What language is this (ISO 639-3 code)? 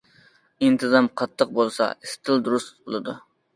uig